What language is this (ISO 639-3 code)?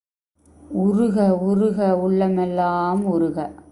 tam